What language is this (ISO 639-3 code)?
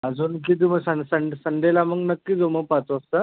mar